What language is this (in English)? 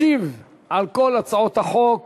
Hebrew